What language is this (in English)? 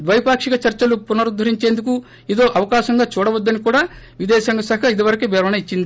Telugu